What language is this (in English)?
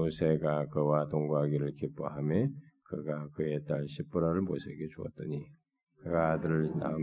Korean